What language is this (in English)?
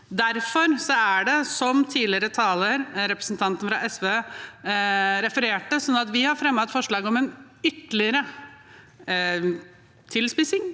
Norwegian